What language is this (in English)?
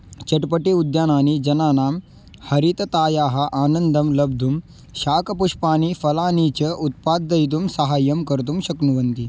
Sanskrit